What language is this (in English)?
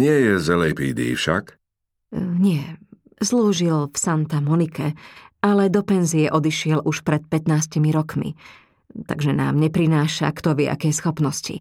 Slovak